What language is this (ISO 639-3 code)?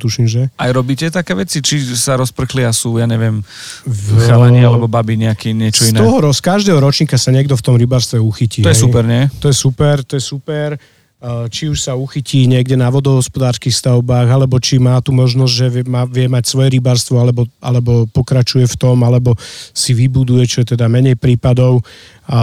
slk